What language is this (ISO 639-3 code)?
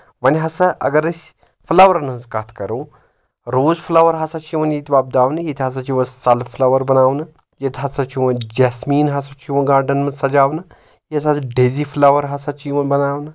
kas